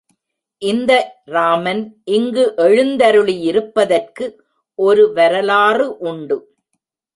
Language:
Tamil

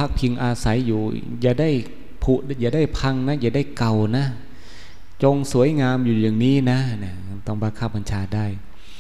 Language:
Thai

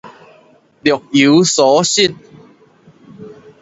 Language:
Min Nan Chinese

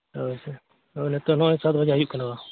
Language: Santali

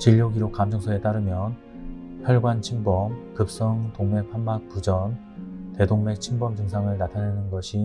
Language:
Korean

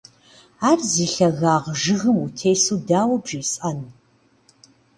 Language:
Kabardian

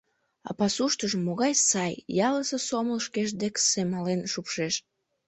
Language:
Mari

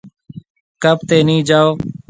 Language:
Marwari (Pakistan)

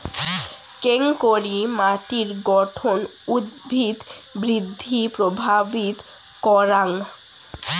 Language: Bangla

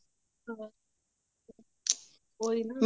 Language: Punjabi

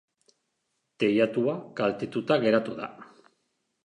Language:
Basque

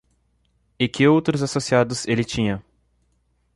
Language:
Portuguese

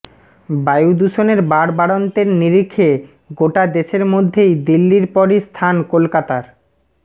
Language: Bangla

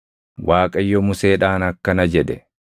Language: Oromo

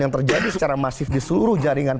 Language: Indonesian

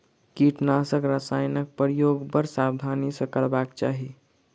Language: Maithili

